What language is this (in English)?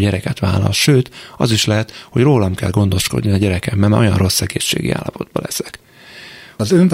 Hungarian